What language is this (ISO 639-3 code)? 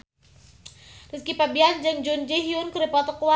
sun